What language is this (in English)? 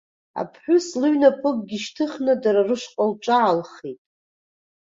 Abkhazian